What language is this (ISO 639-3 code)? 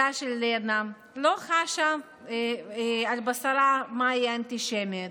heb